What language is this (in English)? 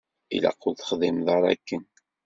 Kabyle